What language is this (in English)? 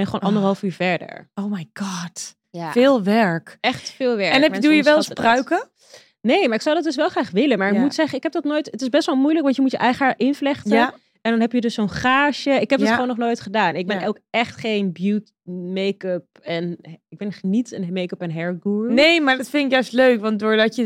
Dutch